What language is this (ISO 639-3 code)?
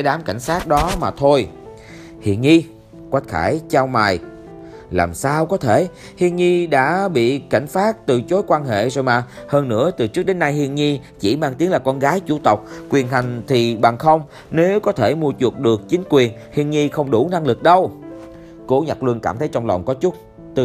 vie